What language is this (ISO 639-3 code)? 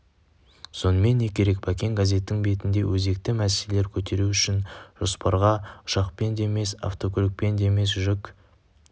kaz